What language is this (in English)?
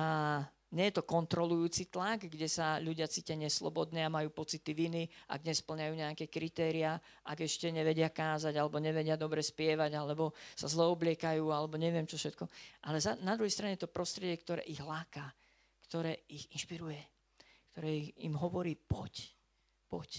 Slovak